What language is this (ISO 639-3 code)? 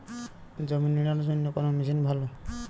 ben